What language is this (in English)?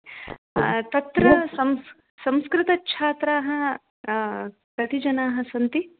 Sanskrit